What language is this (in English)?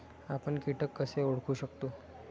Marathi